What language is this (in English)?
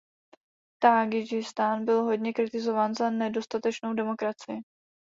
Czech